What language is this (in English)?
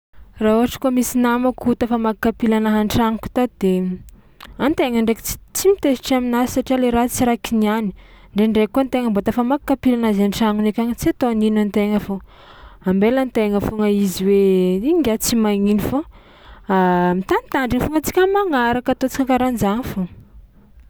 Tsimihety Malagasy